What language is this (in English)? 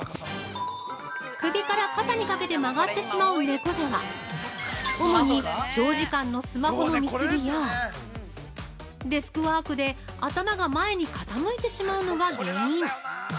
Japanese